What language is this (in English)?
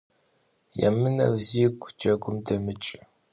Kabardian